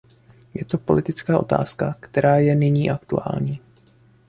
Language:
Czech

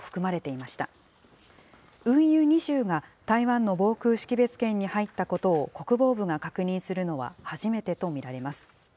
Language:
Japanese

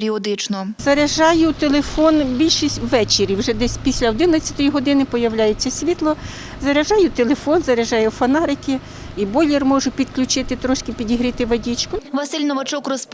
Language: Ukrainian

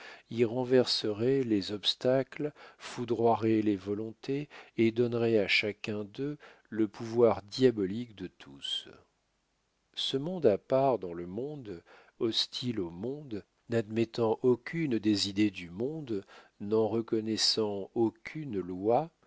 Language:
French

